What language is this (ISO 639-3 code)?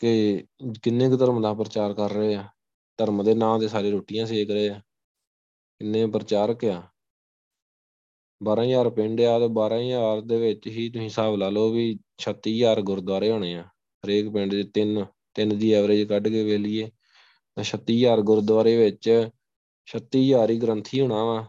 pan